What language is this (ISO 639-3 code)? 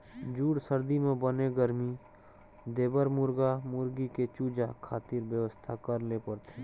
hne